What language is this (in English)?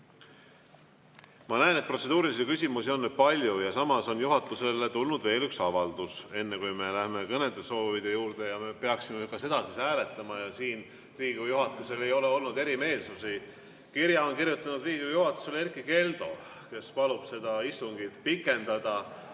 Estonian